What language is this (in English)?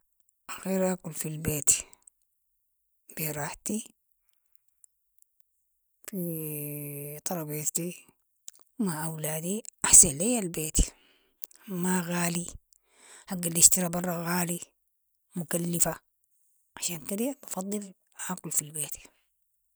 Sudanese Arabic